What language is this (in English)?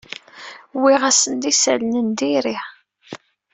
Kabyle